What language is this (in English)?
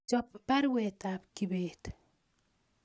Kalenjin